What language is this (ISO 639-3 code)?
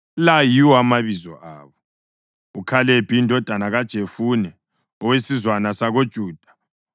nde